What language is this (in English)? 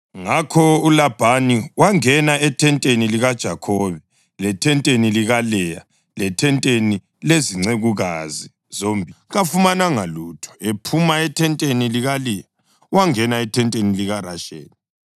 North Ndebele